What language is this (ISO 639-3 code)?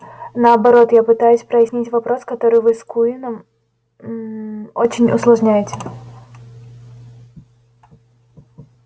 rus